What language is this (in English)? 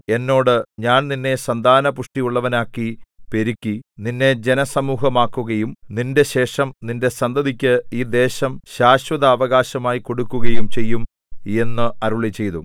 Malayalam